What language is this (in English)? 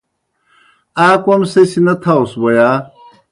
Kohistani Shina